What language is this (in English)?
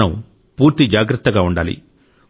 Telugu